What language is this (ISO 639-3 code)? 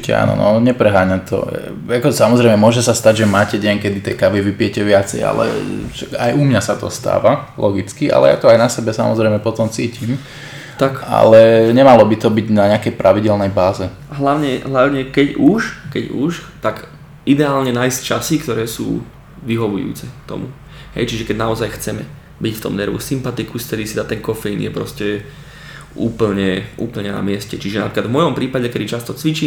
slk